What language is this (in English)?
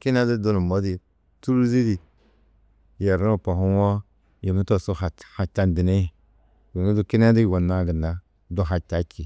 Tedaga